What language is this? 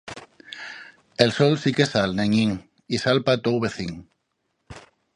Asturian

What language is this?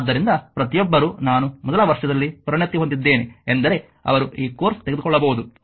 Kannada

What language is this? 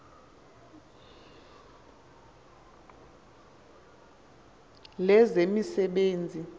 Xhosa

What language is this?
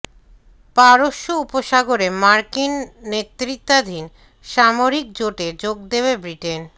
Bangla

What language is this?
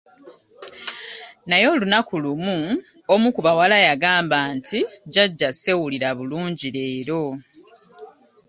Ganda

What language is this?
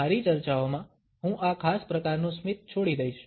Gujarati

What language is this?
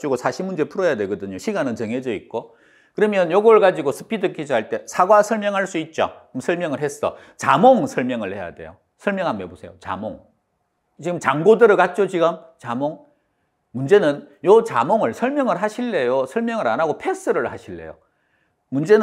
Korean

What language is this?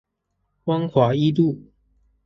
Chinese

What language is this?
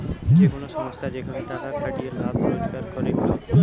Bangla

